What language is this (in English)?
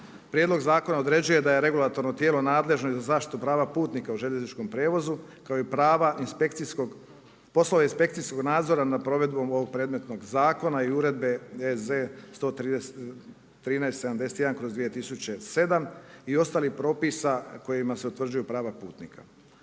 Croatian